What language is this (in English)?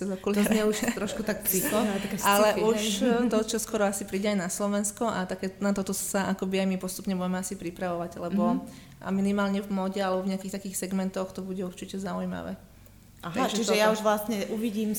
Slovak